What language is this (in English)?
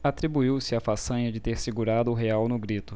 Portuguese